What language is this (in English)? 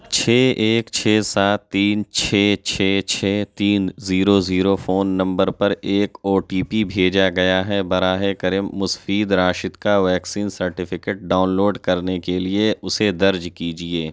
Urdu